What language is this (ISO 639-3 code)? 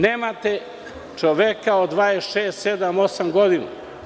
srp